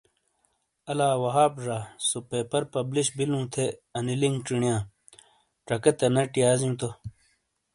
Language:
Shina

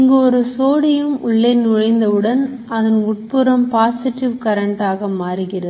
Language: Tamil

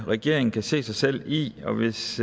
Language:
Danish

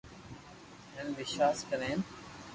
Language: Loarki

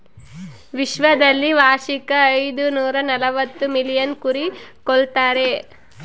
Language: Kannada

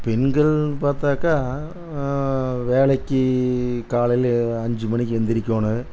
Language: Tamil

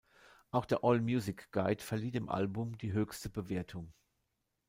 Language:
German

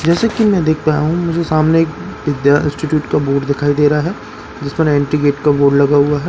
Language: Hindi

